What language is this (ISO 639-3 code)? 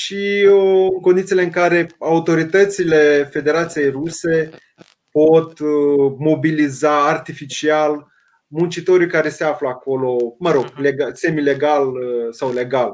ron